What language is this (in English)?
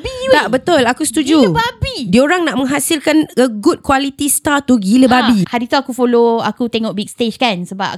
Malay